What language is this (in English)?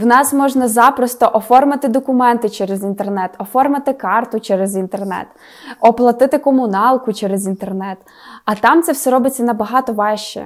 Ukrainian